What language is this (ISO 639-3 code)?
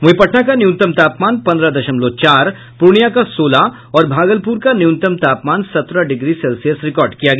hin